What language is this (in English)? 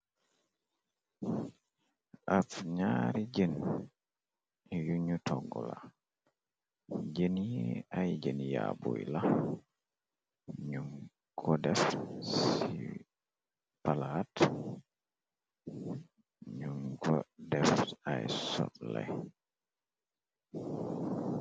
Wolof